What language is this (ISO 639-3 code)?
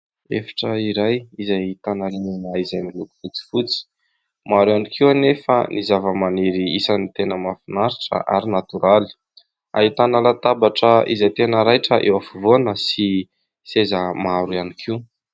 mlg